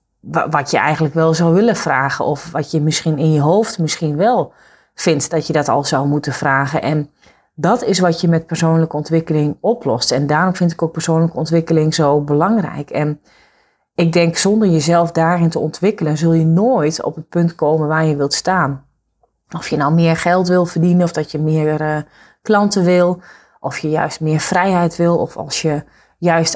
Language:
Dutch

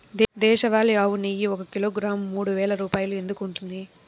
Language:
Telugu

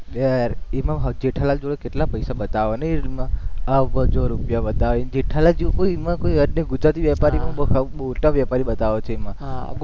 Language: Gujarati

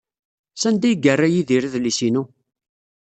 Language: Kabyle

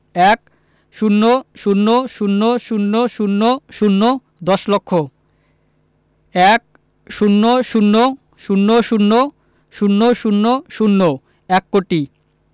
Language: Bangla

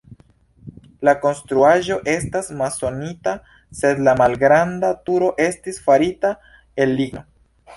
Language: Esperanto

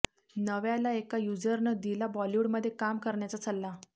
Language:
Marathi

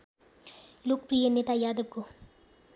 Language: Nepali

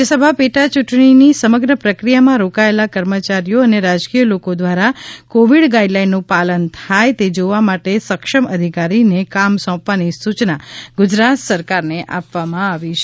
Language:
Gujarati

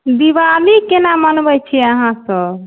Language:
Maithili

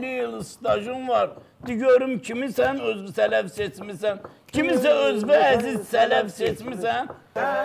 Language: Turkish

